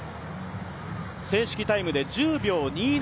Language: Japanese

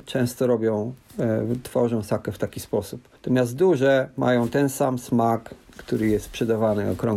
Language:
Polish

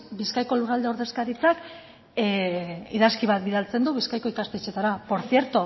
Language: Basque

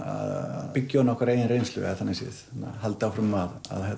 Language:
Icelandic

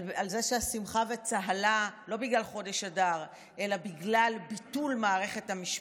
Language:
Hebrew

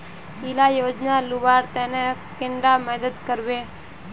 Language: Magahi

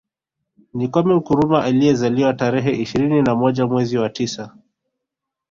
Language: Swahili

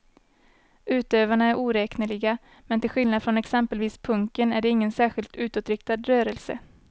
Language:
Swedish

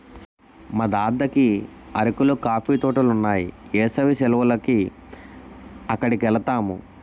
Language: Telugu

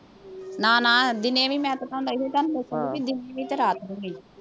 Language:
Punjabi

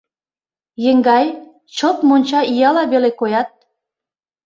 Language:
Mari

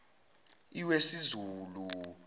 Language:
Zulu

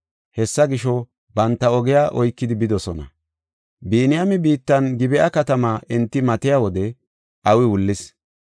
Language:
Gofa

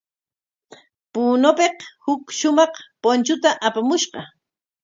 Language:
Corongo Ancash Quechua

